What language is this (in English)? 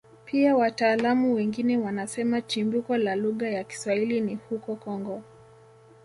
Swahili